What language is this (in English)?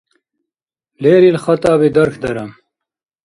Dargwa